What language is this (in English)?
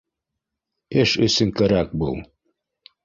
Bashkir